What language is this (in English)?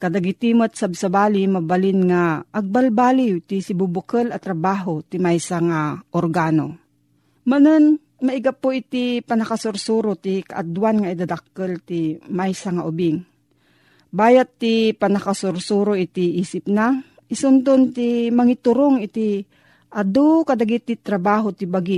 Filipino